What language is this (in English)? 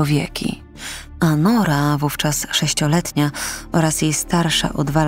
Polish